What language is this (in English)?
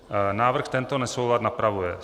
Czech